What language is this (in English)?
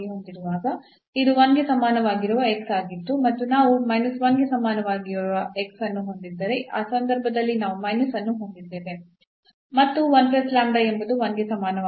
Kannada